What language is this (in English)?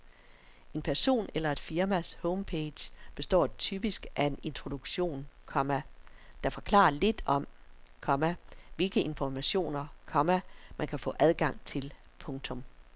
Danish